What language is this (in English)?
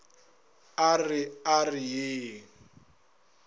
Northern Sotho